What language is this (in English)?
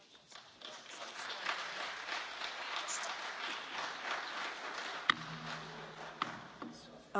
Finnish